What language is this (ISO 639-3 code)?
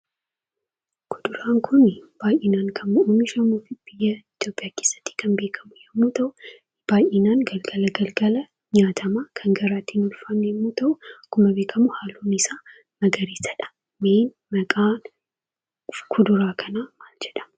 orm